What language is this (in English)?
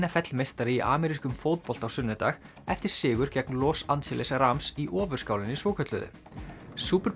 Icelandic